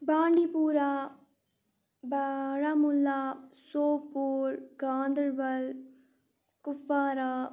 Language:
Kashmiri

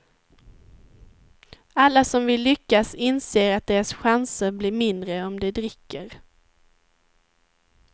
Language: Swedish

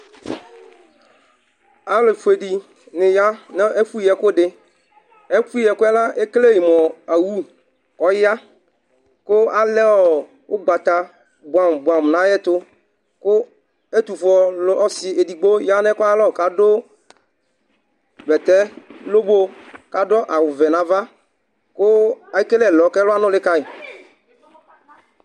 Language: Ikposo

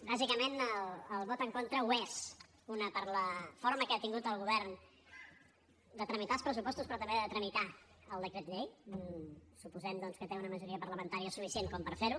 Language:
Catalan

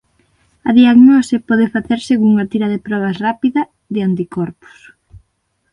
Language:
Galician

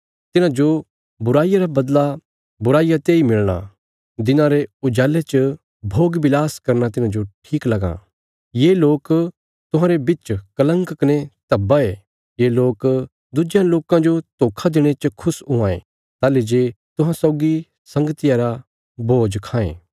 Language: Bilaspuri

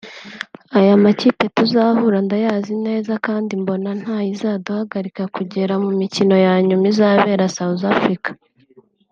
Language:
Kinyarwanda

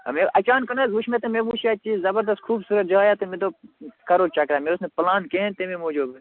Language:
Kashmiri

